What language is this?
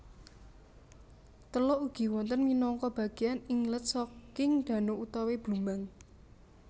Javanese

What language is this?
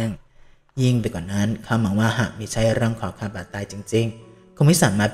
Thai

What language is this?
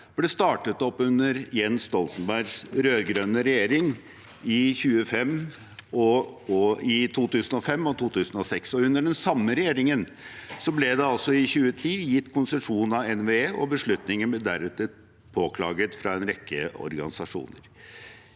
Norwegian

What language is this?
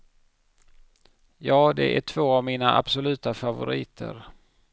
Swedish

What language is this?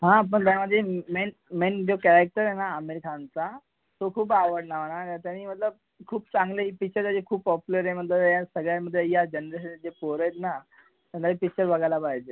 Marathi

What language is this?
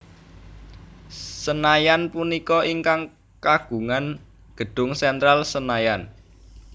Javanese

